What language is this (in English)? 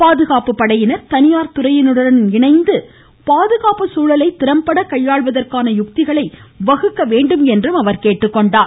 Tamil